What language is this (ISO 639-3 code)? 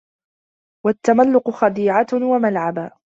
ara